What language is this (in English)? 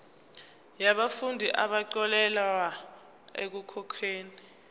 Zulu